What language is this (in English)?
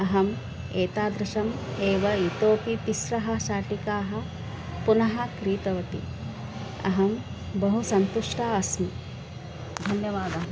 Sanskrit